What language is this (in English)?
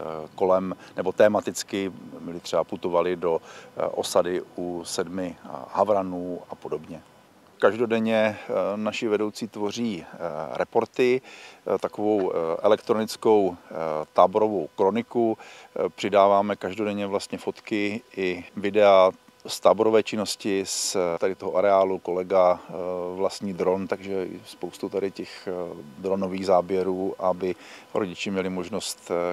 Czech